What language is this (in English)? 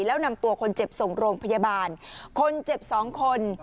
Thai